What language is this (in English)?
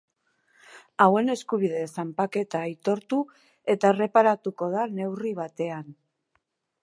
Basque